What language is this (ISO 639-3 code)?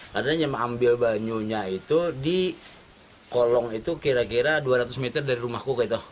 ind